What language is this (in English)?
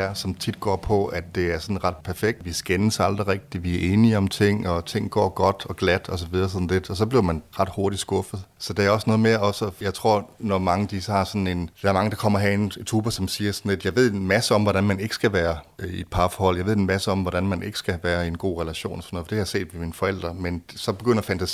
Danish